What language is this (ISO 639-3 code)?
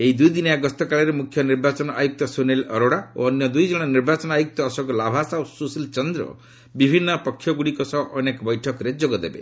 ori